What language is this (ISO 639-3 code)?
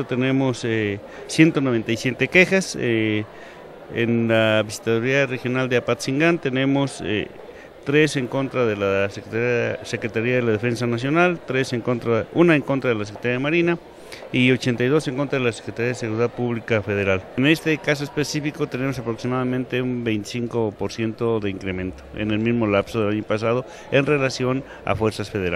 spa